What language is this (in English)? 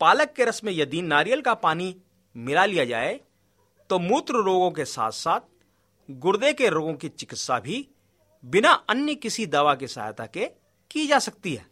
Hindi